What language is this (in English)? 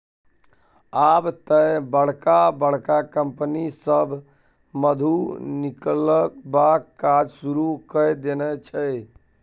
Maithili